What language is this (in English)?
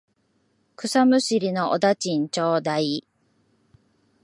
Japanese